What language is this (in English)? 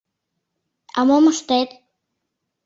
Mari